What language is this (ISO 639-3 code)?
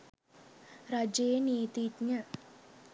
sin